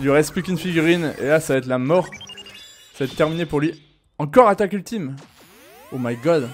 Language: French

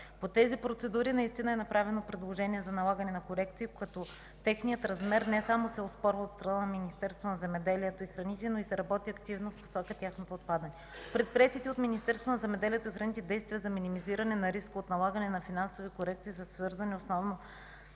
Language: Bulgarian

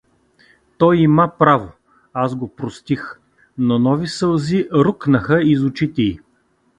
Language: Bulgarian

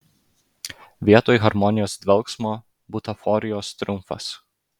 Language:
Lithuanian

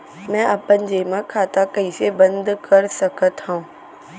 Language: Chhattisgarhi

